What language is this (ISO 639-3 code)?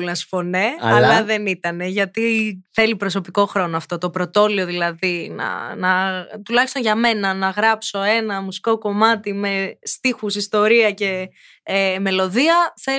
ell